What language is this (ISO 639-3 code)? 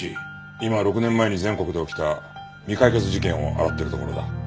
jpn